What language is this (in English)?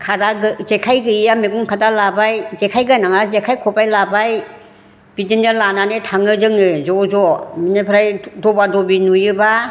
Bodo